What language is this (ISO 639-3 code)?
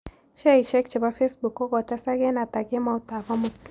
kln